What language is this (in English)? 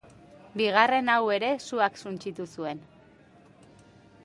Basque